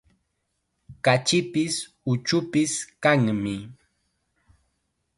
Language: Chiquián Ancash Quechua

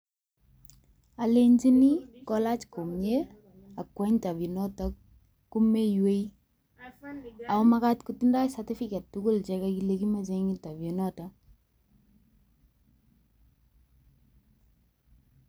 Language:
Kalenjin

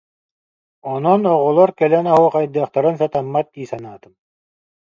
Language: Yakut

